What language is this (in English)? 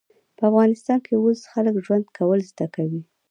Pashto